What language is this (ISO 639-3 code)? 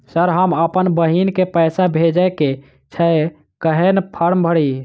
mai